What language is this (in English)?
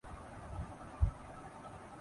Urdu